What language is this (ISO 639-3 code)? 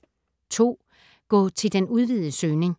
dan